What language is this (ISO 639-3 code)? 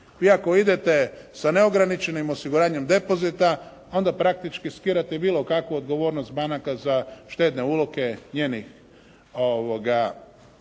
hrv